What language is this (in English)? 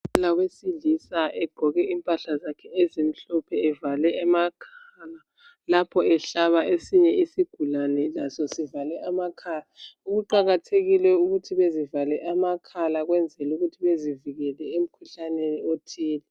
North Ndebele